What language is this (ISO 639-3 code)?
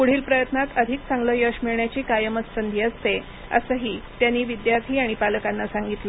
mar